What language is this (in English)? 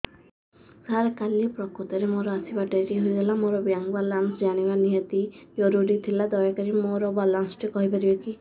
Odia